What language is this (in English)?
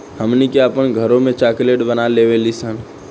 Bhojpuri